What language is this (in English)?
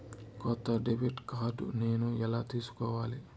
Telugu